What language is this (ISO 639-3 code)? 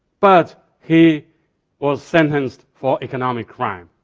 eng